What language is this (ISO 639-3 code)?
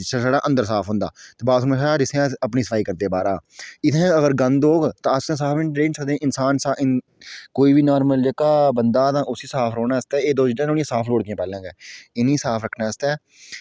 doi